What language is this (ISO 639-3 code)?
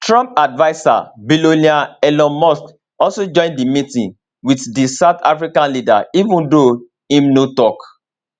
pcm